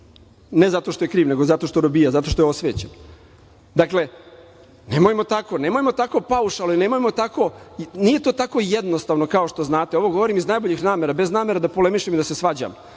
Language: Serbian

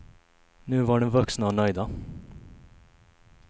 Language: Swedish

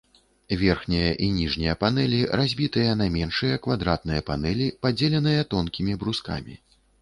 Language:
Belarusian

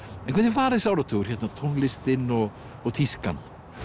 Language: Icelandic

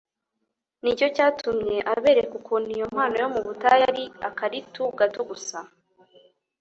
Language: Kinyarwanda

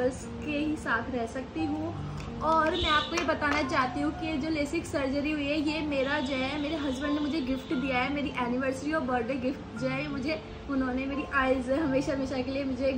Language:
Hindi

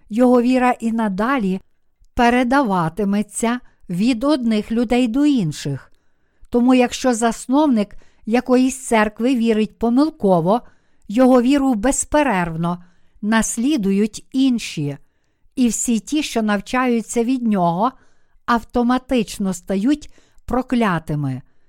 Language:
Ukrainian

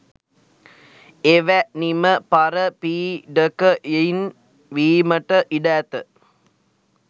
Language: Sinhala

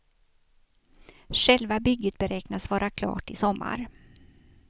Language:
Swedish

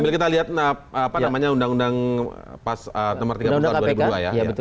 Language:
Indonesian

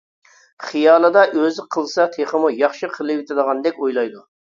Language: Uyghur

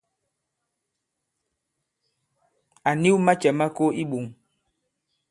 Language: Bankon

